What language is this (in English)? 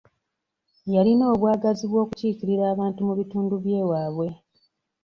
Ganda